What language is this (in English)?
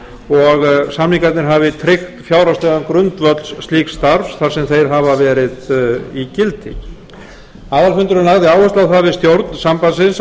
Icelandic